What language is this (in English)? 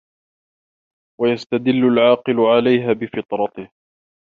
Arabic